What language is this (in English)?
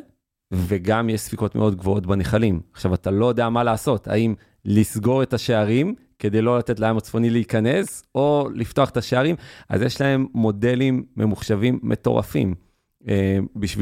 Hebrew